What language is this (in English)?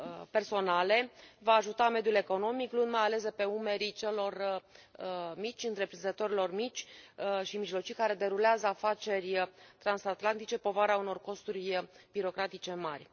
Romanian